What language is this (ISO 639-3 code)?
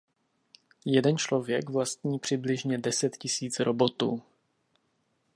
ces